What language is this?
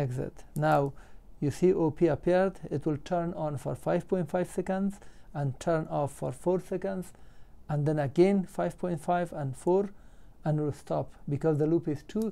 English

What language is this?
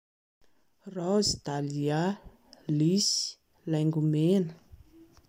Malagasy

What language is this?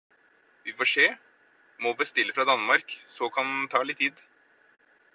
Norwegian Bokmål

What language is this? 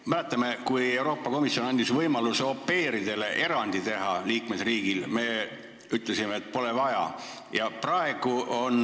Estonian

